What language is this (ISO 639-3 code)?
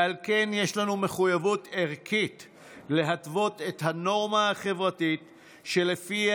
heb